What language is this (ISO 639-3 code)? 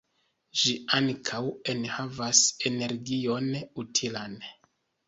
epo